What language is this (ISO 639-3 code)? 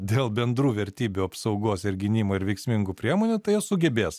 lit